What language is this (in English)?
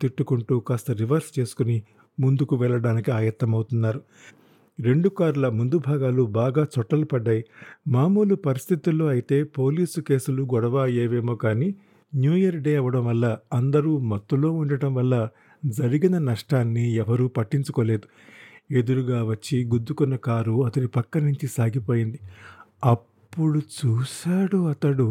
Telugu